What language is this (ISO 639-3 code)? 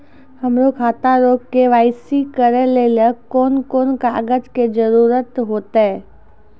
mai